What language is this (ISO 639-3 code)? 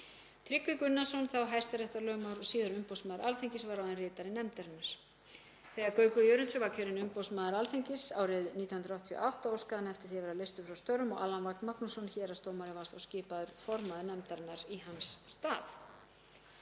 isl